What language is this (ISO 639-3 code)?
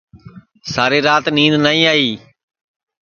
ssi